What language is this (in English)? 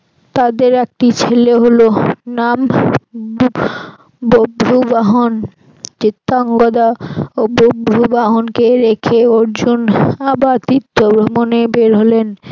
Bangla